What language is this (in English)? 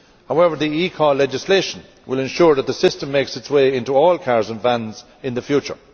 English